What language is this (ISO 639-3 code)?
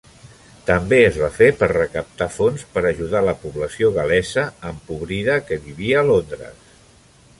cat